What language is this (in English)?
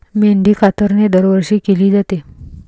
Marathi